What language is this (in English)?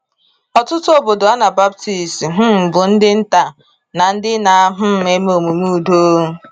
Igbo